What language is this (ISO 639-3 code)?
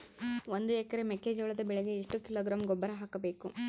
kan